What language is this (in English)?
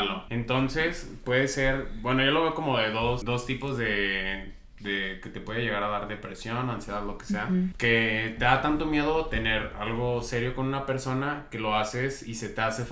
Spanish